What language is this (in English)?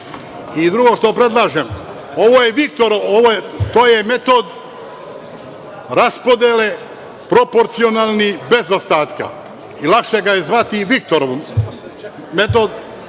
Serbian